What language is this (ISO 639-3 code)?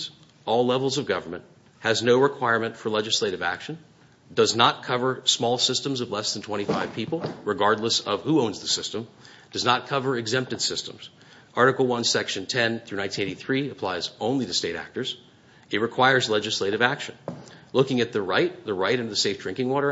eng